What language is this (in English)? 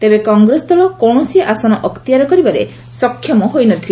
Odia